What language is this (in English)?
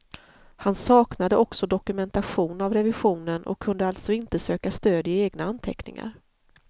Swedish